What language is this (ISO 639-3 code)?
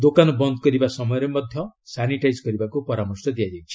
ori